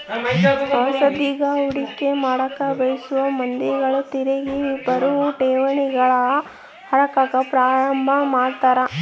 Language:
Kannada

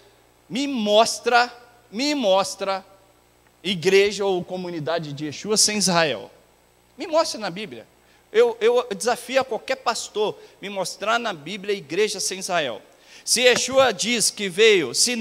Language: Portuguese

